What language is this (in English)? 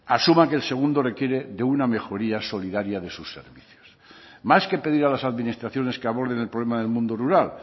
Spanish